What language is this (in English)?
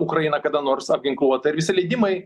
Lithuanian